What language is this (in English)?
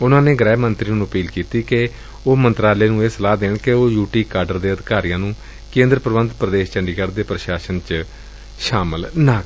Punjabi